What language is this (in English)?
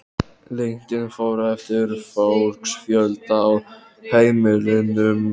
Icelandic